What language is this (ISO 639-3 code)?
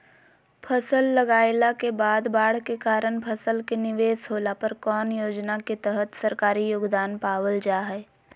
mag